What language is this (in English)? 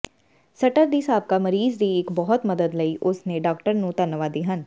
Punjabi